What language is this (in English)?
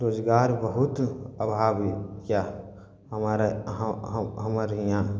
Maithili